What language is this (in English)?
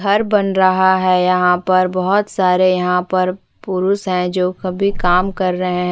Hindi